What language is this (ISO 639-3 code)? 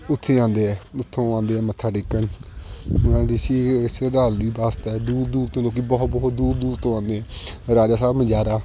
pan